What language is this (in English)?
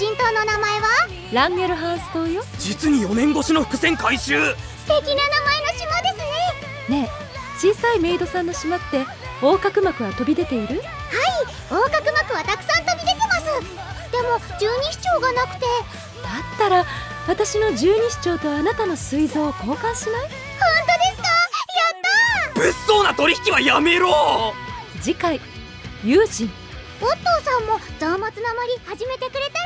Japanese